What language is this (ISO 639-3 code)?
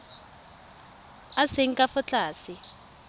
tsn